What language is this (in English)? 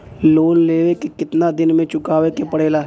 Bhojpuri